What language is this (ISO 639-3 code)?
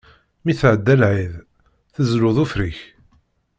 kab